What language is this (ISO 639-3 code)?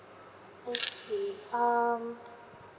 eng